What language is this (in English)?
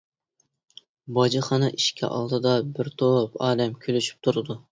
Uyghur